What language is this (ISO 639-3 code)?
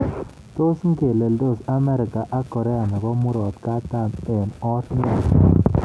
kln